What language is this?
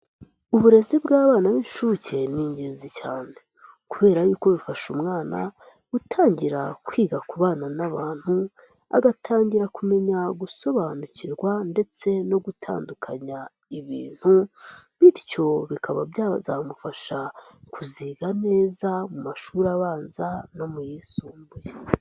Kinyarwanda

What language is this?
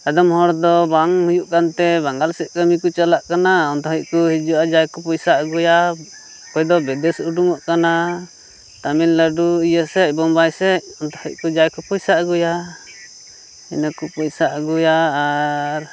Santali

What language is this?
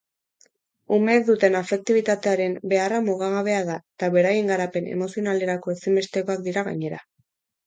Basque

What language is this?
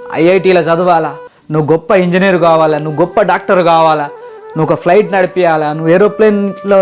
Telugu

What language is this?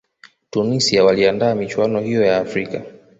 Swahili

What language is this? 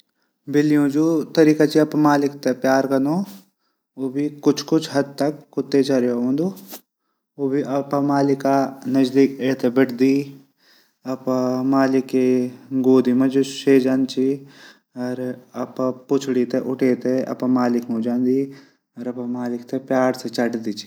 Garhwali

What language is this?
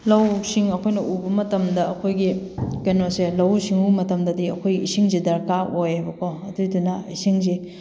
Manipuri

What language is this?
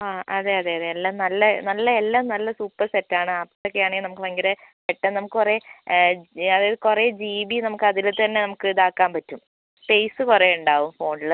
Malayalam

